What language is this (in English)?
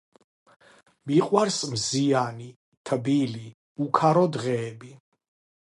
Georgian